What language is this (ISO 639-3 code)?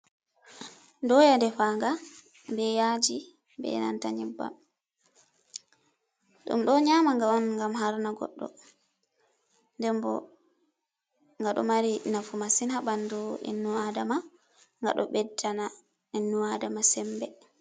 ful